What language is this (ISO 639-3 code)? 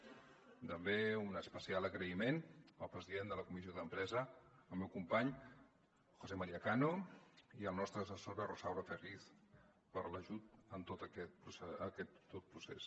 cat